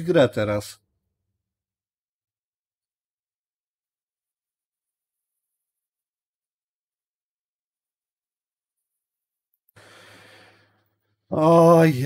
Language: Polish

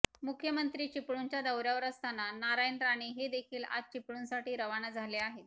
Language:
Marathi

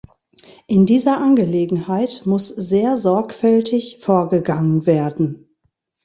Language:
German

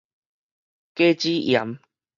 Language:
Min Nan Chinese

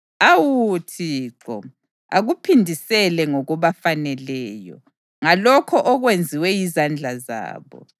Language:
North Ndebele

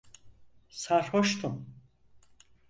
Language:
Turkish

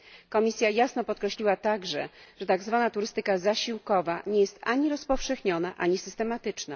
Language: Polish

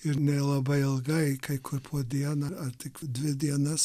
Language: Lithuanian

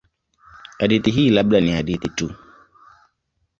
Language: Swahili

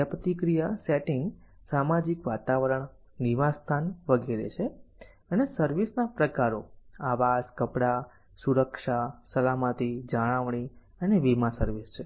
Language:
Gujarati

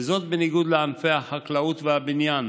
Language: Hebrew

